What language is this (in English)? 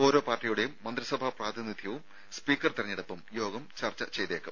Malayalam